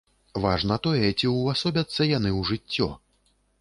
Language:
Belarusian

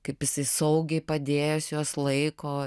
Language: Lithuanian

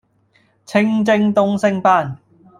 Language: Cantonese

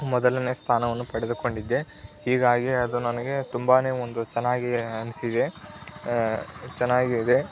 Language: Kannada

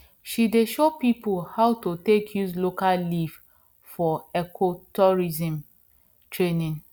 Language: Nigerian Pidgin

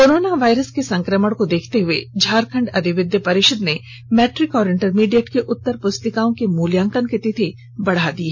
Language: Hindi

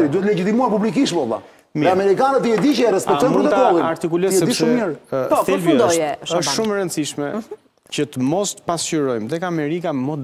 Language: Romanian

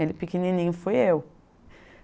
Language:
Portuguese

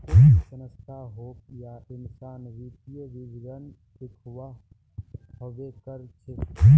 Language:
Magahi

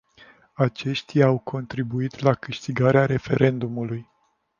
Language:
Romanian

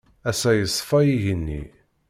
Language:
Kabyle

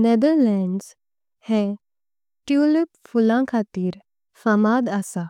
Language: Konkani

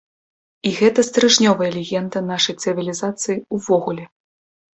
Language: Belarusian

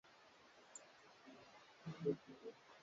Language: Swahili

